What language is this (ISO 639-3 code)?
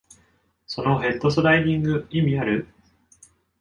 jpn